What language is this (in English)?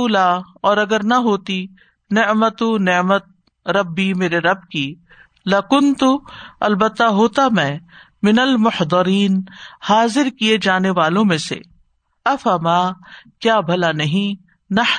Urdu